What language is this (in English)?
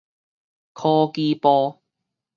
Min Nan Chinese